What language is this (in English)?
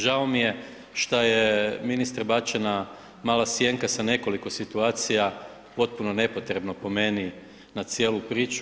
Croatian